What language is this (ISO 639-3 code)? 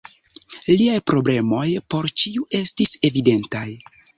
epo